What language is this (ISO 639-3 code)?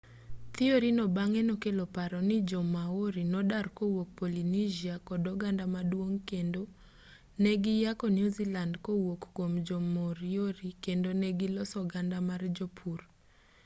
luo